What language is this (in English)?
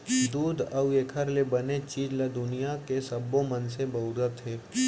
Chhattisgarhi